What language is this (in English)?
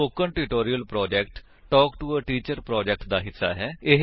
Punjabi